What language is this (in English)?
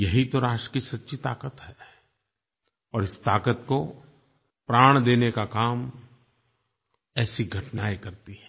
Hindi